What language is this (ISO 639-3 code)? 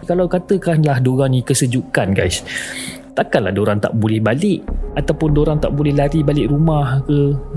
msa